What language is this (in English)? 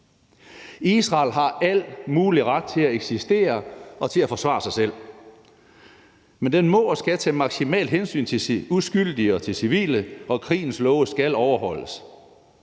Danish